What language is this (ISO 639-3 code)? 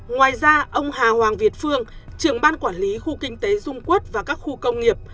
vie